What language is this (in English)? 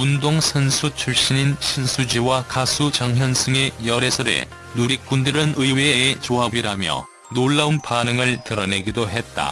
Korean